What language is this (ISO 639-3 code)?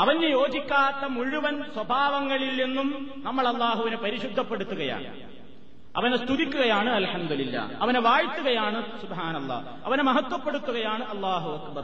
mal